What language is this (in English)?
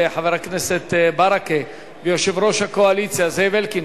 Hebrew